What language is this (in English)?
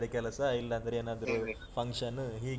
Kannada